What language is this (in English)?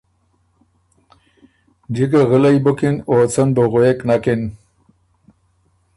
Ormuri